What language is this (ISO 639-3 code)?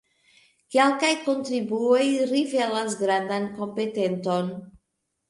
epo